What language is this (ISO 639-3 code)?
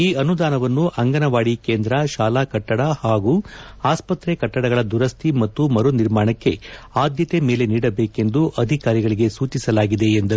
kan